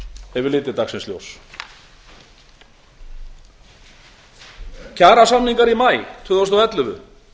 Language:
Icelandic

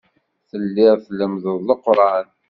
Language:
Kabyle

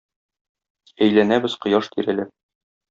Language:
Tatar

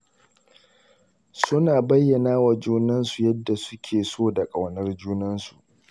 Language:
Hausa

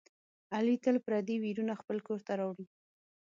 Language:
Pashto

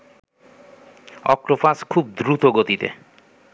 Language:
Bangla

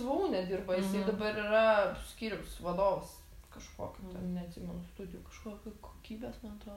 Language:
Lithuanian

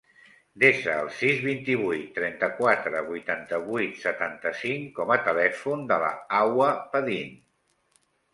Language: Catalan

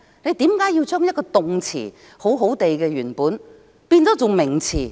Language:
Cantonese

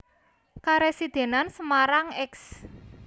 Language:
Javanese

